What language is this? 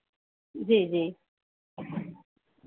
Hindi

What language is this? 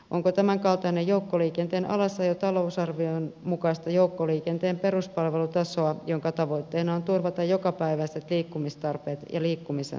Finnish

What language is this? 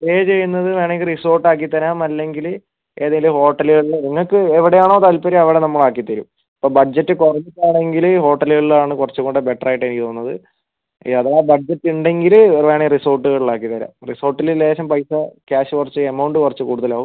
Malayalam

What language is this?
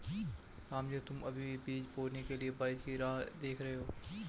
Hindi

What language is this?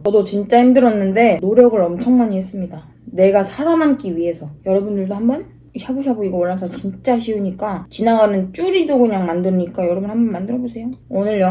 Korean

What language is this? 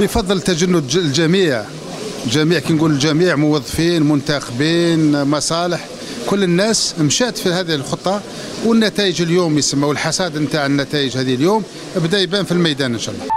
Arabic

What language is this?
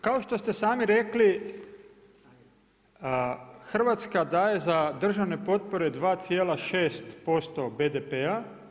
Croatian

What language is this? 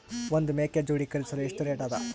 Kannada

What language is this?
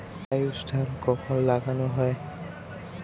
Bangla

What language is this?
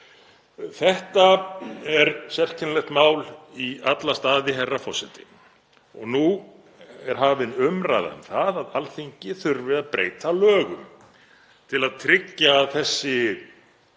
Icelandic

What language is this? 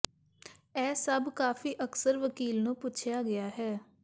Punjabi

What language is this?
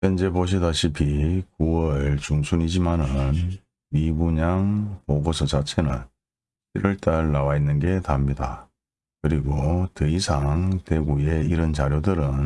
Korean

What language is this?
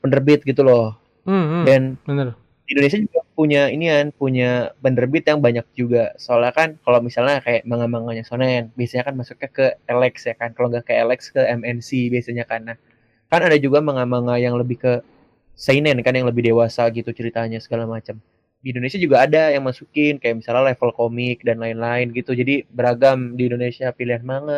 Indonesian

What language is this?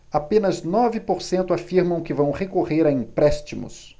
Portuguese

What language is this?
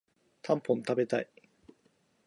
Japanese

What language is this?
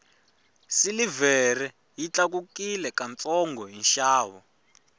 Tsonga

